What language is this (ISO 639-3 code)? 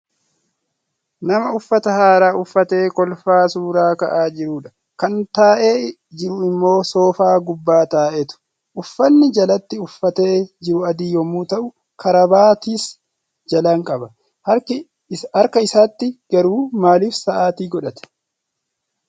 orm